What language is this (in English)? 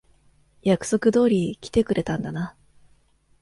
Japanese